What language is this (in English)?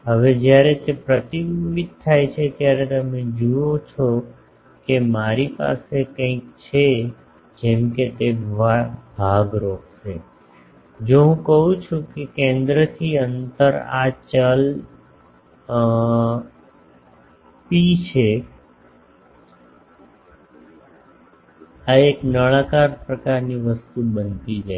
Gujarati